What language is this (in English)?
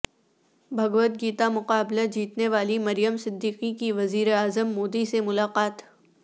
Urdu